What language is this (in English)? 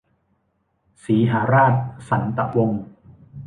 Thai